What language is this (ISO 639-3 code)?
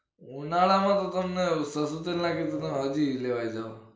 guj